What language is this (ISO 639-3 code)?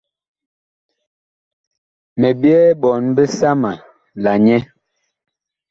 bkh